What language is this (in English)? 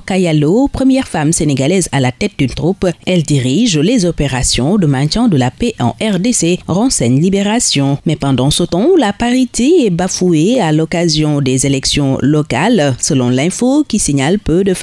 French